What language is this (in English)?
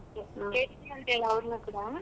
Kannada